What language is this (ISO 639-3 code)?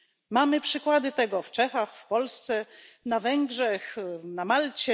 pol